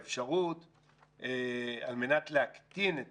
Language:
Hebrew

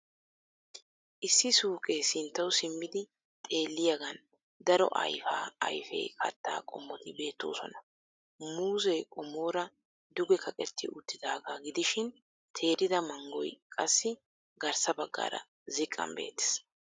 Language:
Wolaytta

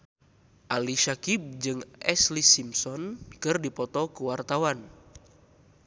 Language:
Sundanese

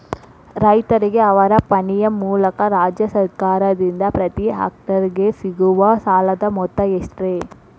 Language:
Kannada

